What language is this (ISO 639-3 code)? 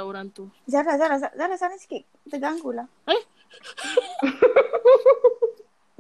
msa